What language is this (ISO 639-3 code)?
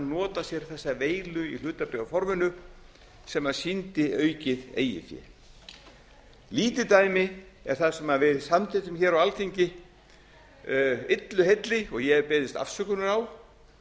isl